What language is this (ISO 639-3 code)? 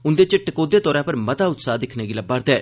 doi